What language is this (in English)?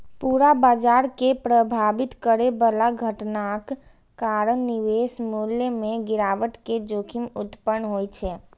Maithili